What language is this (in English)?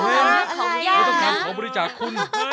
Thai